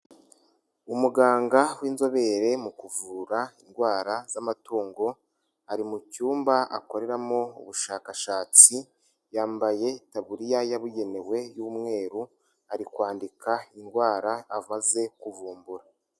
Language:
Kinyarwanda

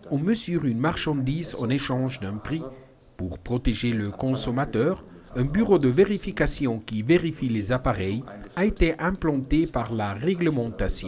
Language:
French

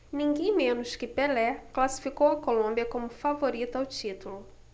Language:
Portuguese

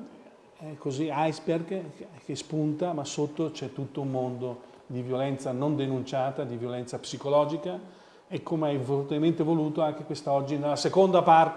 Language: Italian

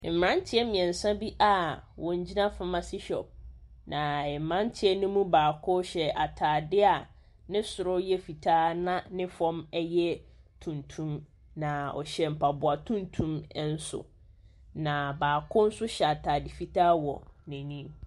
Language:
Akan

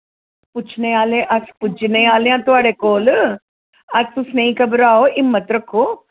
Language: Dogri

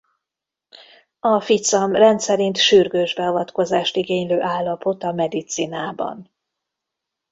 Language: Hungarian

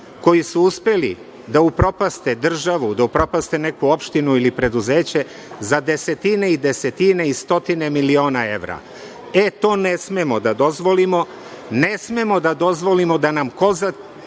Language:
Serbian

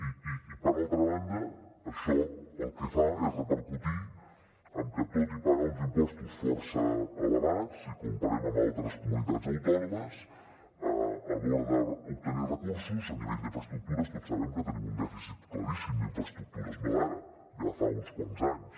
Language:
Catalan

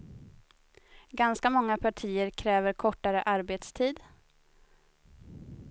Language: Swedish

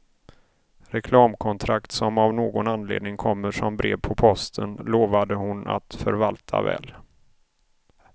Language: Swedish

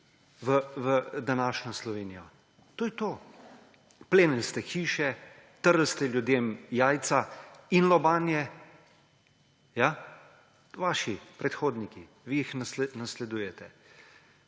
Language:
Slovenian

